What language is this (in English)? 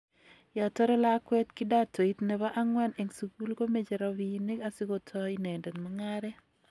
Kalenjin